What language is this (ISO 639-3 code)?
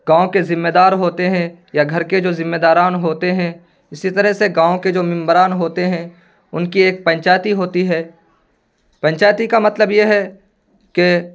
urd